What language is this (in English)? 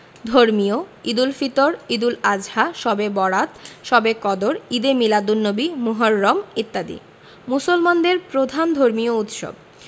Bangla